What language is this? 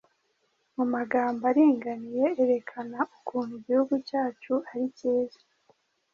Kinyarwanda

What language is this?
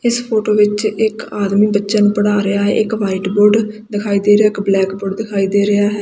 Punjabi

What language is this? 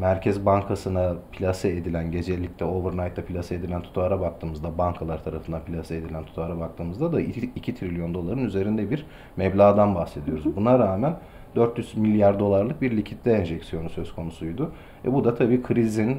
Turkish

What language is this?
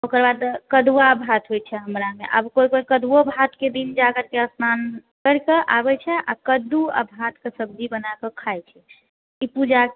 Maithili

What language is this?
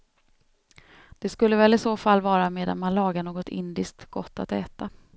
Swedish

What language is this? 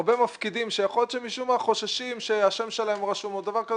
Hebrew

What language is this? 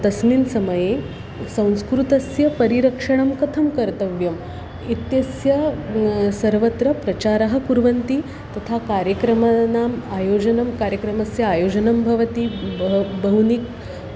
Sanskrit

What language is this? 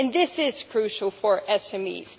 English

